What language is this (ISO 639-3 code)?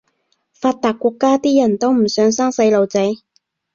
yue